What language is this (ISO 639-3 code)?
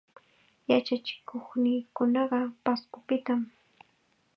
qxa